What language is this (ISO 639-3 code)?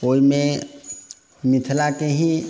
mai